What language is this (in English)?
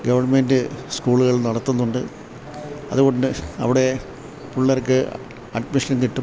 Malayalam